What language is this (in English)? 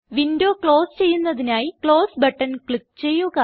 Malayalam